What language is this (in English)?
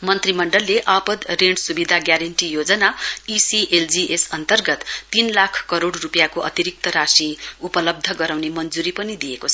Nepali